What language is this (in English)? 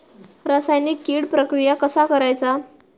Marathi